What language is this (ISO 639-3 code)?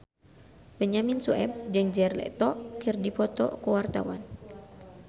sun